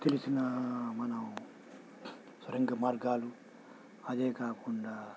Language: Telugu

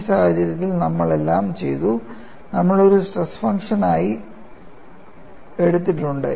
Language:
Malayalam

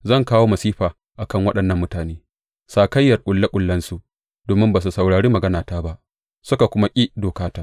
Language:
Hausa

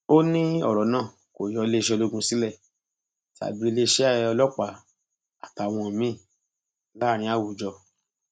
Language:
Yoruba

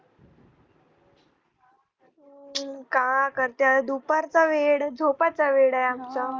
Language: Marathi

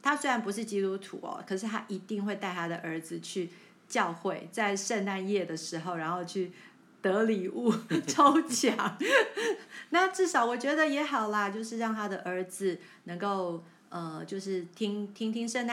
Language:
Chinese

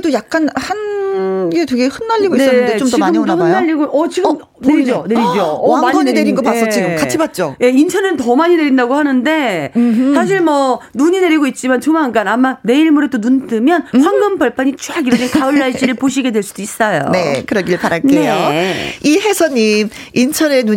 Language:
Korean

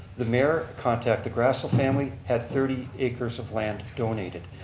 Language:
English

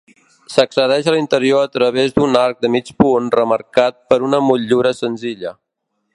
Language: Catalan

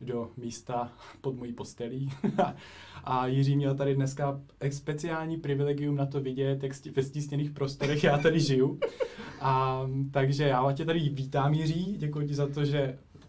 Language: Czech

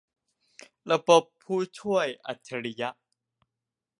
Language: Thai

